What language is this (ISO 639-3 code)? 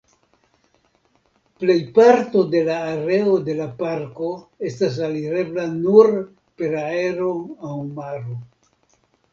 epo